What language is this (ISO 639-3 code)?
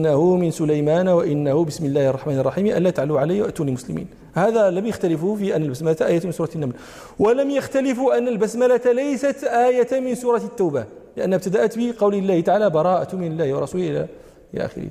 ara